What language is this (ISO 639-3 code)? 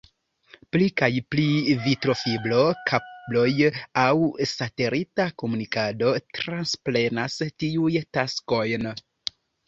epo